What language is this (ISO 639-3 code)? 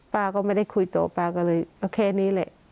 tha